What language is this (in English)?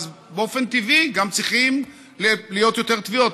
Hebrew